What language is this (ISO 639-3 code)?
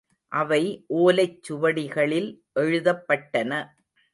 tam